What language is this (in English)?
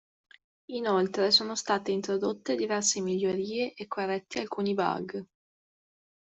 Italian